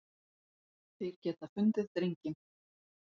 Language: Icelandic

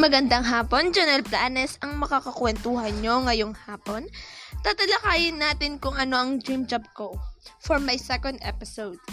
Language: Filipino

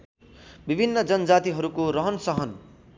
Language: Nepali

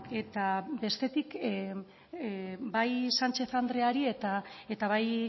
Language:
Basque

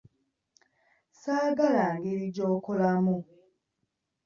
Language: Ganda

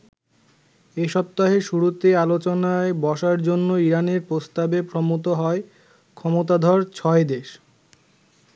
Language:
Bangla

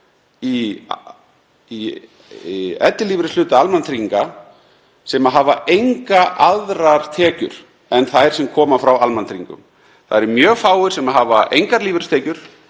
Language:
Icelandic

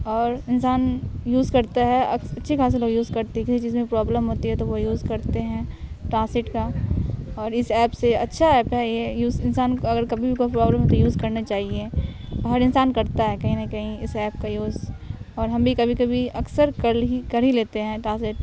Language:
Urdu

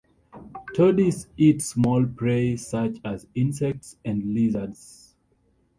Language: English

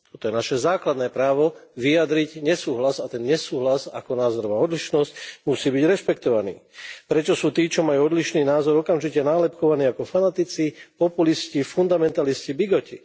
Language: Slovak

